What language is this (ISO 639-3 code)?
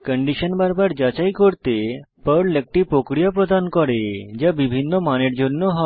ben